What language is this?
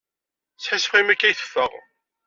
Kabyle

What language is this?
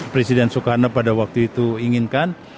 Indonesian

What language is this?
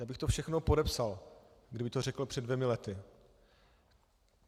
Czech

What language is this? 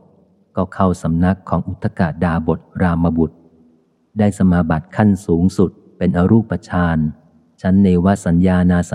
Thai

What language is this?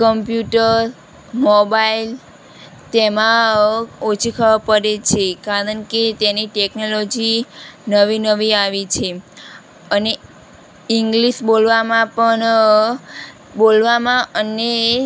Gujarati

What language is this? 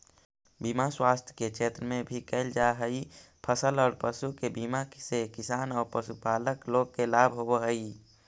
Magahi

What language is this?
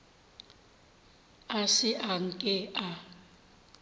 Northern Sotho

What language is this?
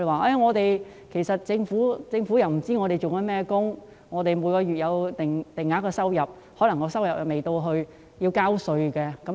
Cantonese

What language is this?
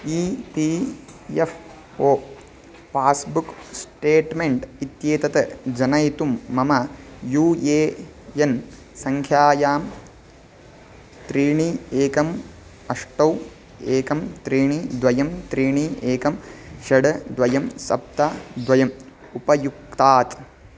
Sanskrit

